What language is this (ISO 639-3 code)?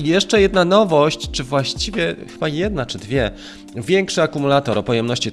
pol